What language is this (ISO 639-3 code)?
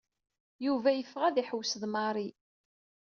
kab